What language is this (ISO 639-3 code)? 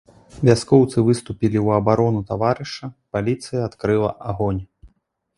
bel